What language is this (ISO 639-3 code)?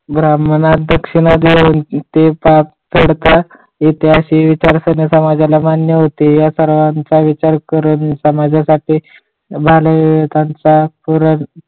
mar